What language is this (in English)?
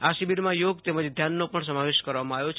Gujarati